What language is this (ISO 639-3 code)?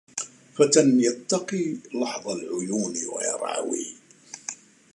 ara